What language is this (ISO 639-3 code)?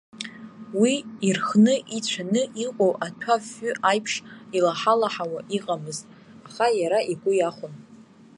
abk